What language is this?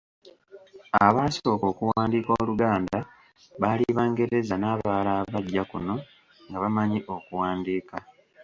Ganda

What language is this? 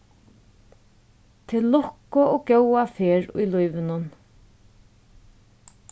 Faroese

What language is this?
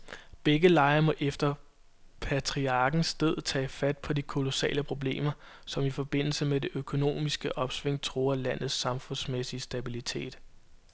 Danish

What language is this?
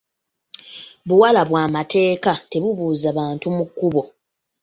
Ganda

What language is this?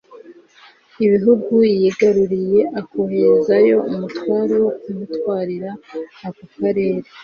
Kinyarwanda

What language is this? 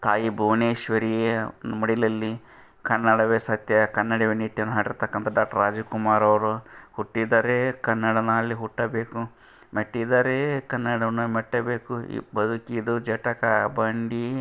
Kannada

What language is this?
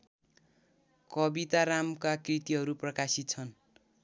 Nepali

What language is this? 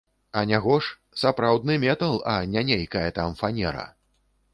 Belarusian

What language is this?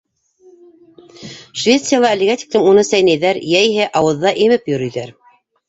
Bashkir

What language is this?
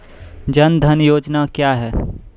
Maithili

